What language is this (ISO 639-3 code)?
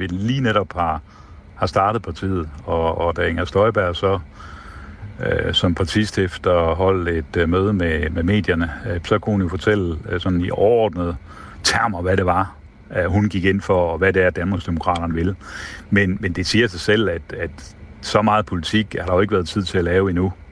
dan